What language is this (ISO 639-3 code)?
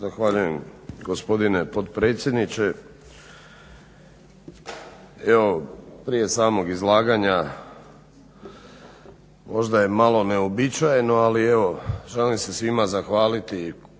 hrv